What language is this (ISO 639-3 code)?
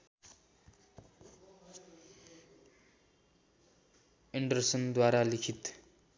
nep